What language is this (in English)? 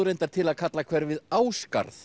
Icelandic